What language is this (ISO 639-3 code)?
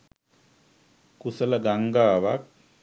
sin